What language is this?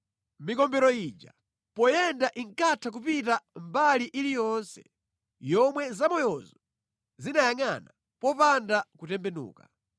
Nyanja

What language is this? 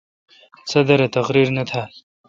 Kalkoti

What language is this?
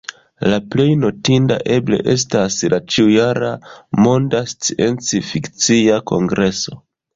Esperanto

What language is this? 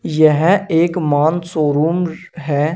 Hindi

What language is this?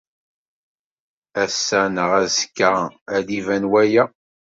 Kabyle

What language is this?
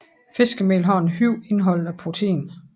Danish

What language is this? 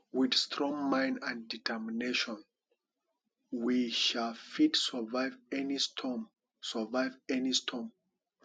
Nigerian Pidgin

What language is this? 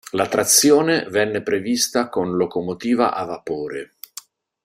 Italian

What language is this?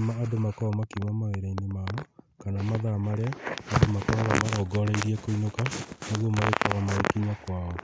Kikuyu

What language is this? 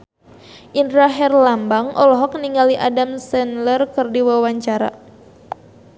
Sundanese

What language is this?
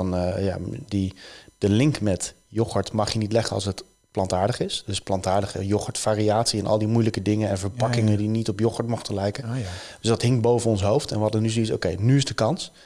Dutch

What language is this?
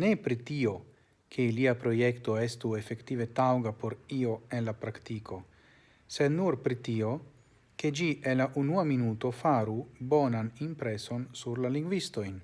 Italian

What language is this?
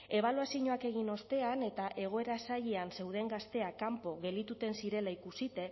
Basque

